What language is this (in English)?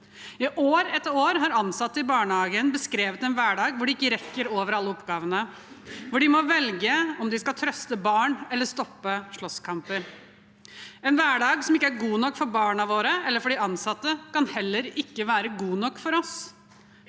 Norwegian